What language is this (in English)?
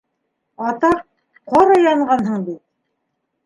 Bashkir